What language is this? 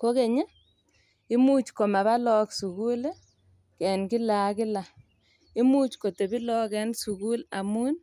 Kalenjin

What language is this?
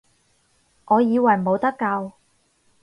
Cantonese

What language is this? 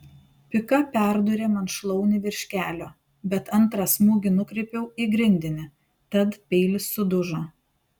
Lithuanian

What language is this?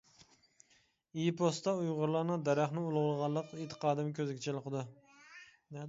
Uyghur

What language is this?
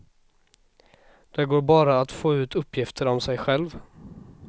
Swedish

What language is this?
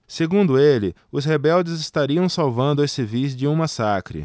Portuguese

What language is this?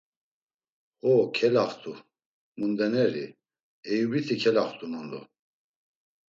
Laz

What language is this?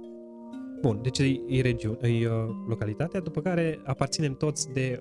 Romanian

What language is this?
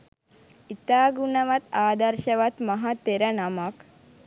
Sinhala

